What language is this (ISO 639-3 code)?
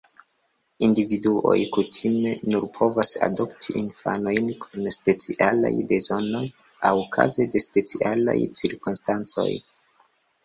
epo